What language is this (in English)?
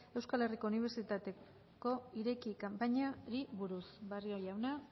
Basque